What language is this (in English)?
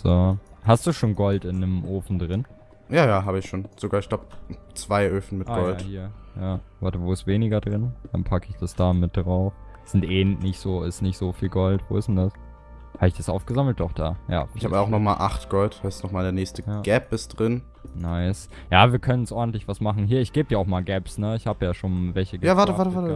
German